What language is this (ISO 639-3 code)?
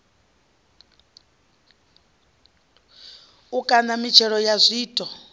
ven